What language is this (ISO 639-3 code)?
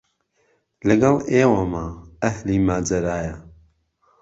ckb